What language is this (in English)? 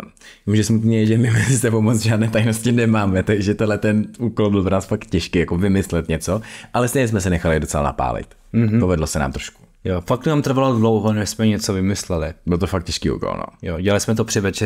Czech